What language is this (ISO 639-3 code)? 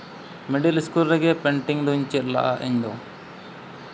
sat